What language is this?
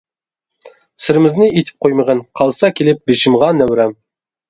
Uyghur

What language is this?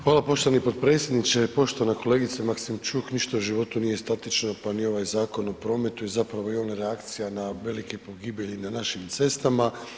Croatian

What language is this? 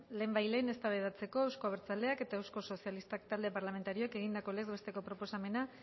Basque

